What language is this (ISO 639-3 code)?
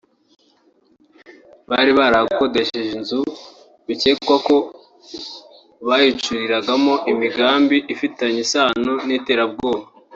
kin